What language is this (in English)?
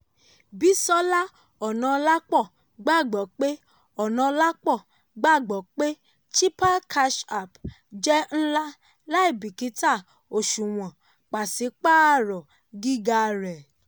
Yoruba